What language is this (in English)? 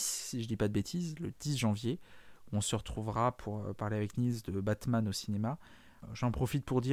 French